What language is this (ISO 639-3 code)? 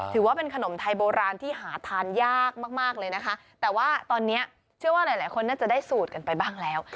tha